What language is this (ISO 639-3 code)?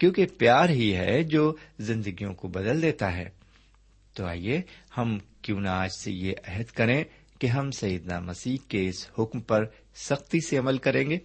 urd